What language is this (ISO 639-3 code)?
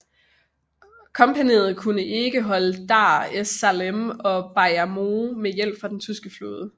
dan